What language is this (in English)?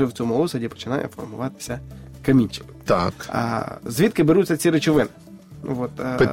Ukrainian